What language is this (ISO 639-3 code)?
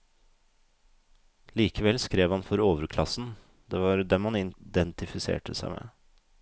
nor